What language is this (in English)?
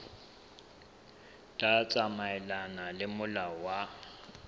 Southern Sotho